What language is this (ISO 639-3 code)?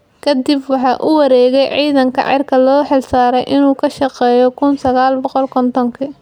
som